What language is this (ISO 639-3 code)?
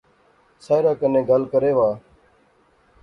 phr